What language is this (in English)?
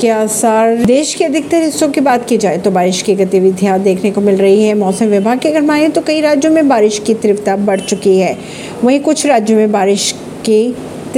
Hindi